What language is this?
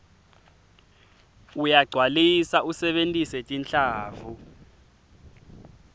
Swati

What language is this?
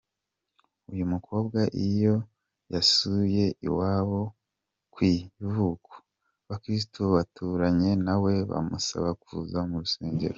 Kinyarwanda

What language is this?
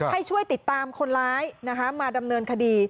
Thai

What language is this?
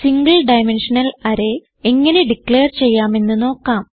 Malayalam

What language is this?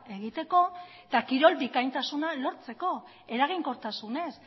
Basque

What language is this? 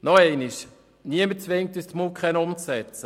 Swiss German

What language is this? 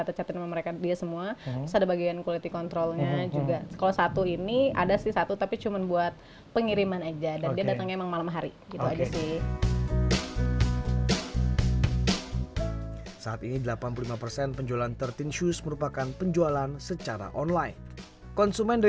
Indonesian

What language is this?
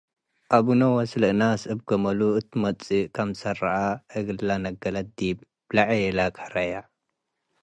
Tigre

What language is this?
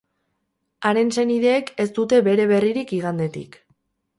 Basque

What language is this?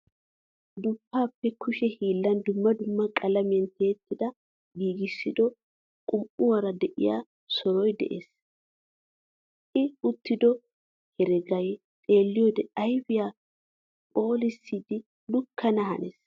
Wolaytta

